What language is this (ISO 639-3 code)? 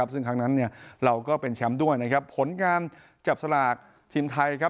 tha